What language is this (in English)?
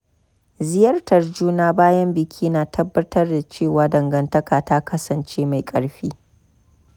Hausa